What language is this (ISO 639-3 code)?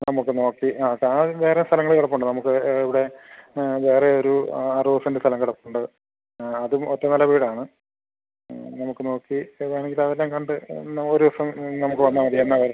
mal